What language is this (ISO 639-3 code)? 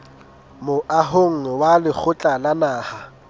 sot